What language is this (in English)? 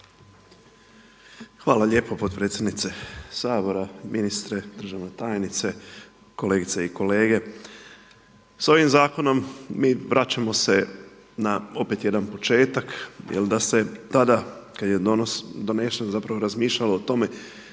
Croatian